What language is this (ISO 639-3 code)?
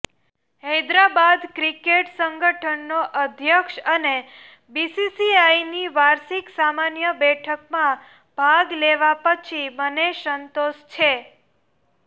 guj